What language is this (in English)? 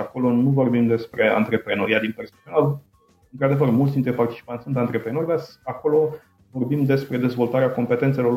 Romanian